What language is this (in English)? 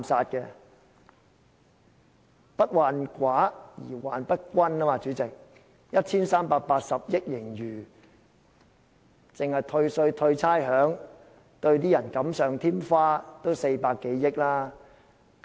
Cantonese